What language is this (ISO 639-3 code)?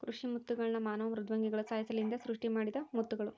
kan